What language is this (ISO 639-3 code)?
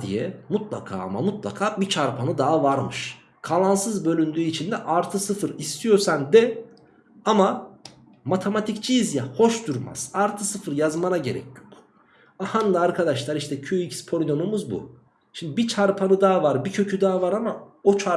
tur